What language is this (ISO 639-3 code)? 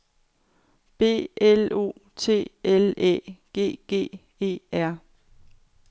dan